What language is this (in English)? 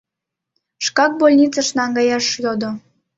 Mari